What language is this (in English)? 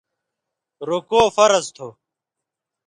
Indus Kohistani